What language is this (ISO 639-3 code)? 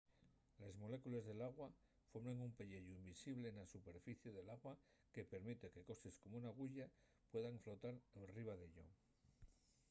ast